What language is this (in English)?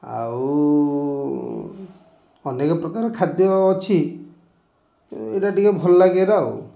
Odia